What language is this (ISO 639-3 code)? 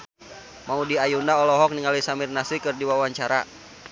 sun